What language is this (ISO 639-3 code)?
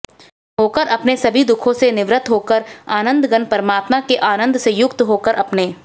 hin